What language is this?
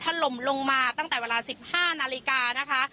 Thai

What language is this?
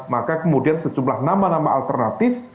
Indonesian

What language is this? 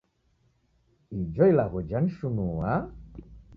Taita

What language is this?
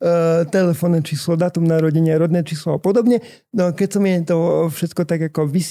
Slovak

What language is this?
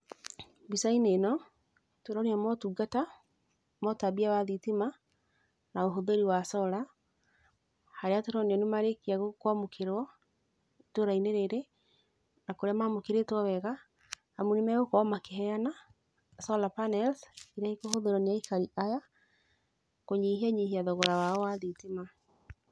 Kikuyu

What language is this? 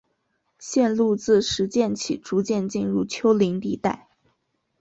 Chinese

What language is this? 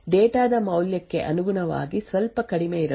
Kannada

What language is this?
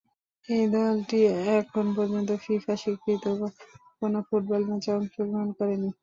Bangla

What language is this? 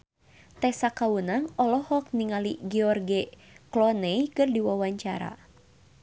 Sundanese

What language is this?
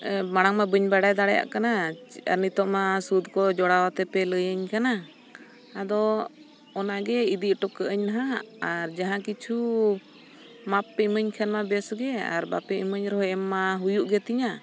Santali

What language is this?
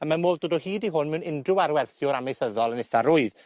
Welsh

